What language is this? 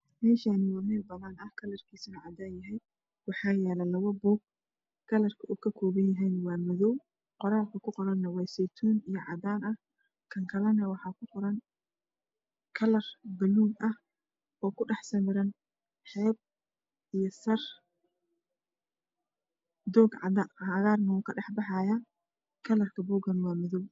Somali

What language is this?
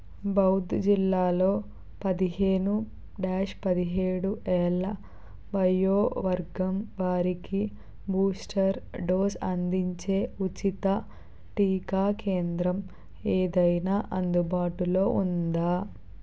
Telugu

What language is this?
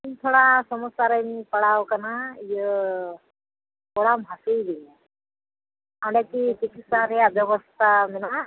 Santali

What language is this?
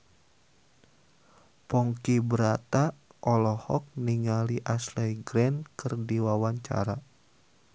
Sundanese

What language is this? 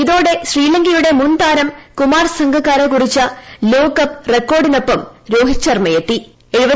Malayalam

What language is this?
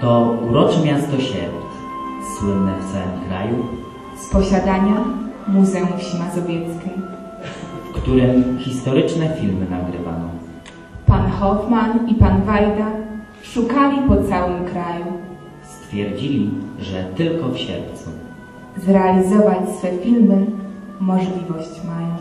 Polish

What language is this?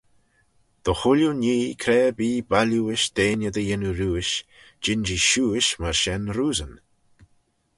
Manx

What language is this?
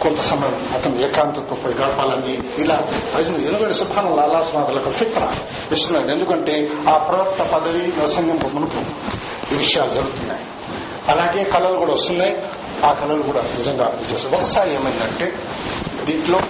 Telugu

